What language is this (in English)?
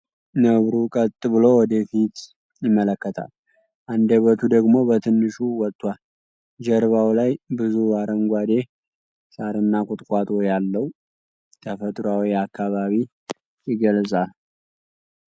Amharic